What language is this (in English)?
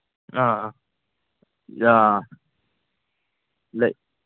Manipuri